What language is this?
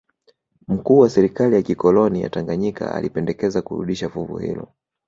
Swahili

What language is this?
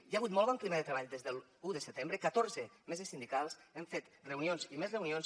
Catalan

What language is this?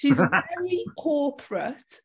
English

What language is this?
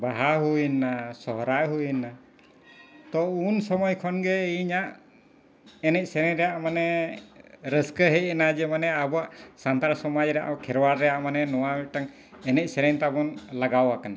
Santali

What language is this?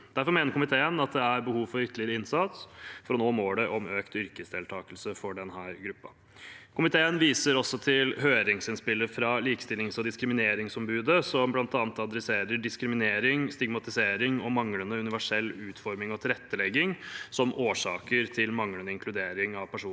Norwegian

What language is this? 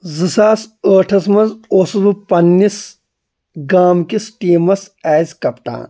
Kashmiri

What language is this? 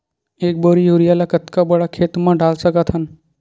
Chhattisgarhi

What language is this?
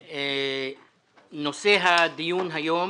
Hebrew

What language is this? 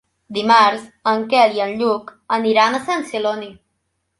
Catalan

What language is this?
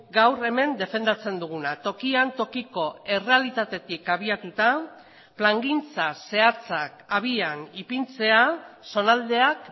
Basque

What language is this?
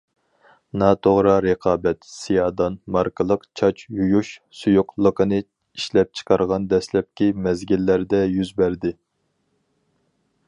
Uyghur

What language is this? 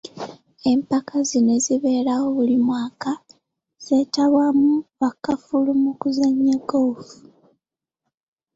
Ganda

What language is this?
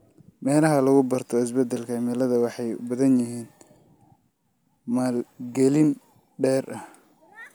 Somali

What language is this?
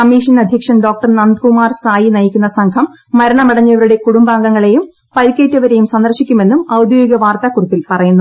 Malayalam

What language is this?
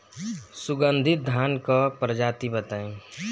Bhojpuri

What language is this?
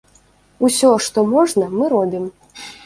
Belarusian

